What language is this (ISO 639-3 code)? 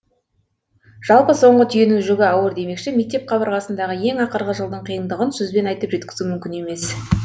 kaz